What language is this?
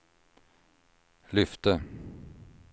Swedish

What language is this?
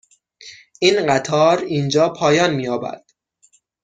Persian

